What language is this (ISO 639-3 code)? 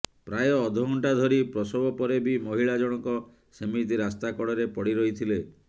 ori